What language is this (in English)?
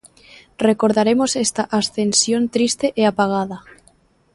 Galician